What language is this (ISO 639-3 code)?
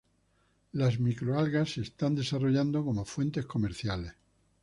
spa